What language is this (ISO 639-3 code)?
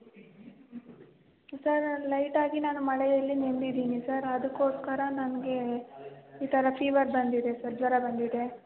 kan